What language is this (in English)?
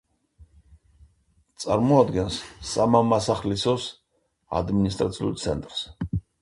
Georgian